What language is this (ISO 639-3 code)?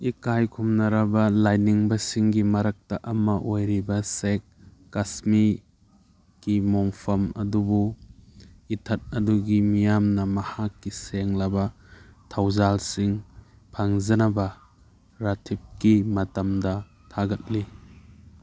mni